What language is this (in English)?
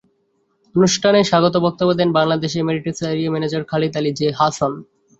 Bangla